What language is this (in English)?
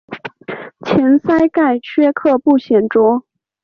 Chinese